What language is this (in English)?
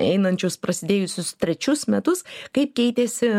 Lithuanian